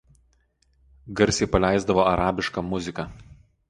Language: Lithuanian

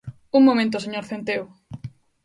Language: Galician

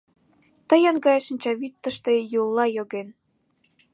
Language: Mari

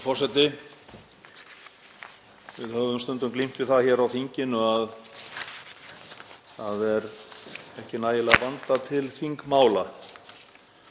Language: Icelandic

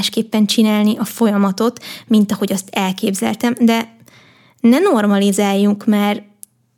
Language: Hungarian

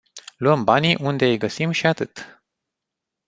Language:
Romanian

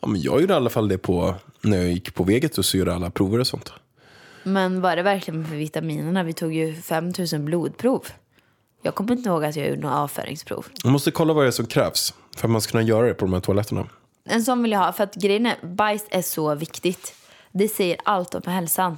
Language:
Swedish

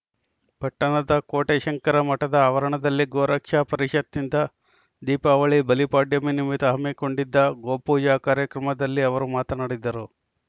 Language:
Kannada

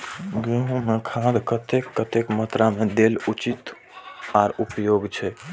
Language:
Maithili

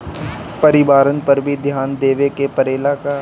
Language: Bhojpuri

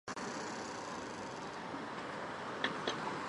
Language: Chinese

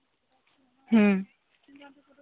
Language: Santali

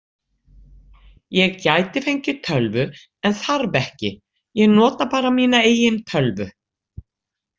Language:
Icelandic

